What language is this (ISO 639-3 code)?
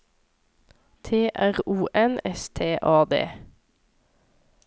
nor